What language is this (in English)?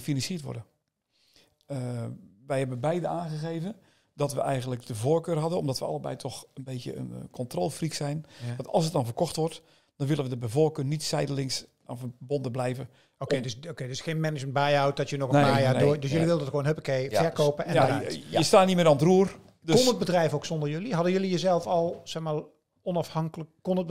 Dutch